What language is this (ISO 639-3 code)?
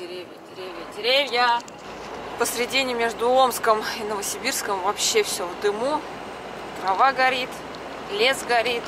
rus